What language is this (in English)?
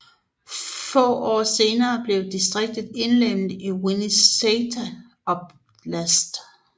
Danish